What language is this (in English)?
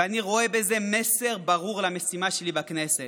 Hebrew